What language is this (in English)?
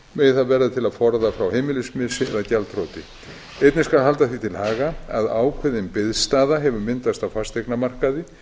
Icelandic